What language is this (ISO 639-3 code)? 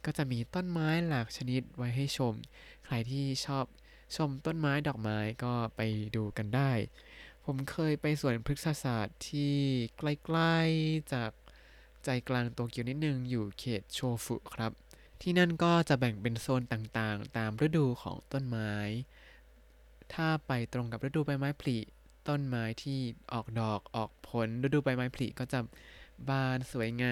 tha